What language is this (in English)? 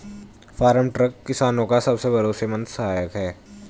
Hindi